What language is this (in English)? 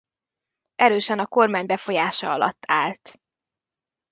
Hungarian